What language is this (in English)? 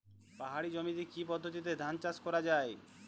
Bangla